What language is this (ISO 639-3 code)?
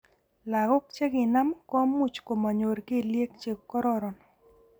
kln